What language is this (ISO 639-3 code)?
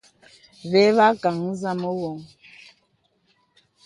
beb